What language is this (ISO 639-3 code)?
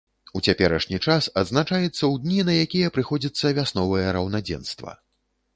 bel